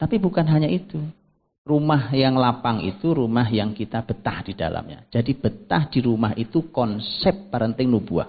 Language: Indonesian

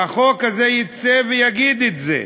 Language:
Hebrew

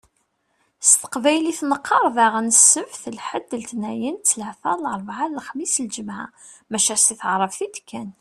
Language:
Kabyle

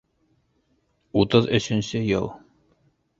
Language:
Bashkir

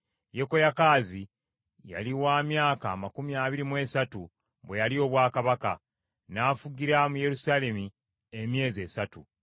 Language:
Ganda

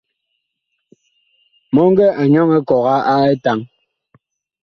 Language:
Bakoko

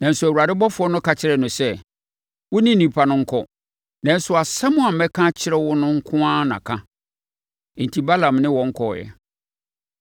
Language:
Akan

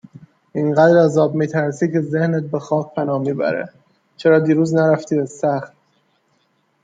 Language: Persian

